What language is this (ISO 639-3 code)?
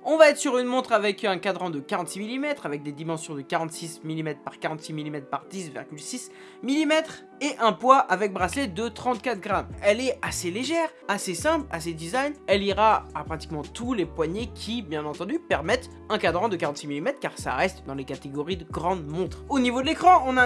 fra